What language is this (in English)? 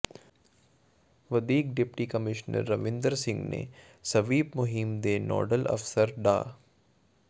Punjabi